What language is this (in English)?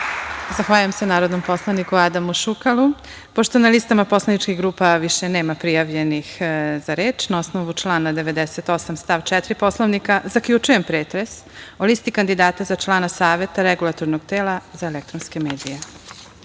Serbian